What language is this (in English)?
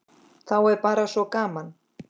Icelandic